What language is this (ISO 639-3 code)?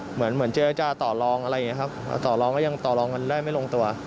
tha